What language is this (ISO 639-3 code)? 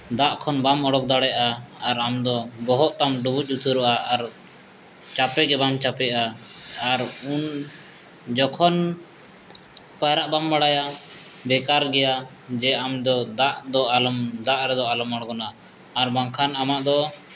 sat